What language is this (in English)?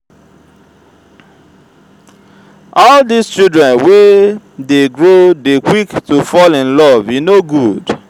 Nigerian Pidgin